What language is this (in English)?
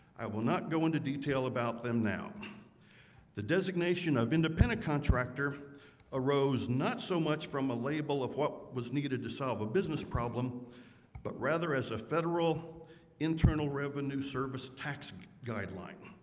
English